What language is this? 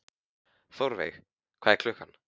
Icelandic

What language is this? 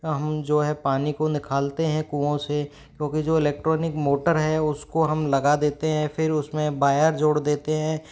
Hindi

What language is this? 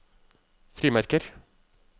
Norwegian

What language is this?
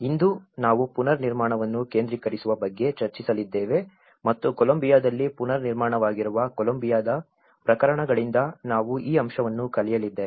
Kannada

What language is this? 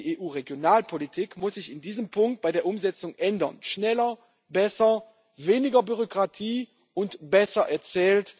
German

